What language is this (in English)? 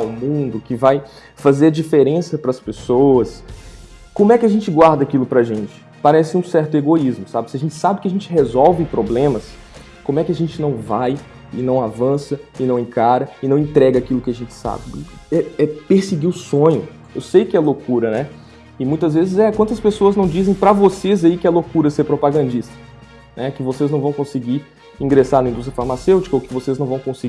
Portuguese